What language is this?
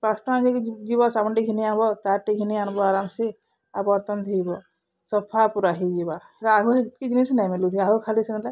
Odia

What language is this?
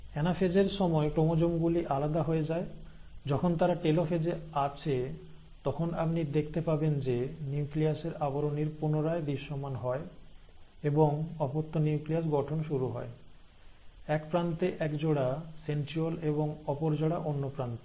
Bangla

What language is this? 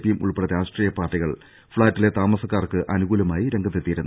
Malayalam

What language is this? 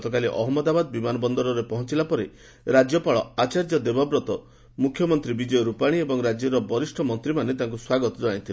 Odia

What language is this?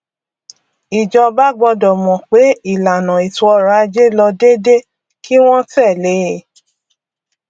Yoruba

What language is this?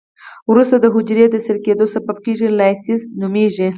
Pashto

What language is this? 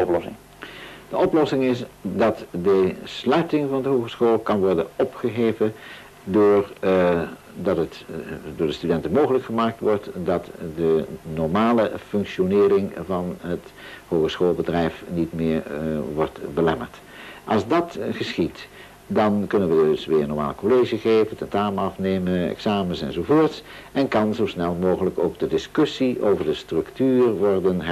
Dutch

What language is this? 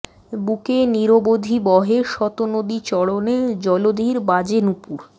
Bangla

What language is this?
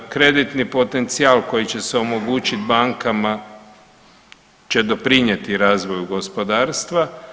Croatian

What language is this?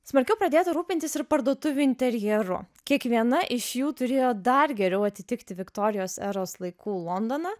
Lithuanian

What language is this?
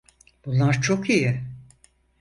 Turkish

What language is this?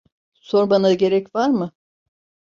Turkish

